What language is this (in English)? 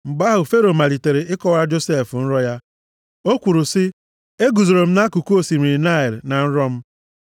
Igbo